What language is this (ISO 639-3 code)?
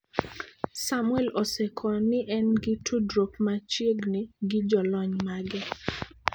luo